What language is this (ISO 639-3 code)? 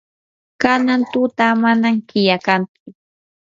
qur